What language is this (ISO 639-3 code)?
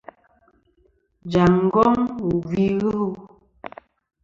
bkm